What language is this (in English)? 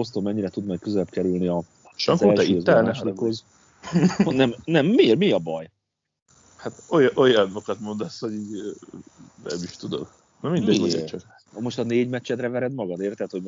Hungarian